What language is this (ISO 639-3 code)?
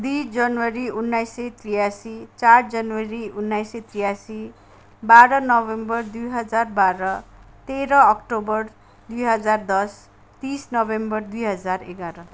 nep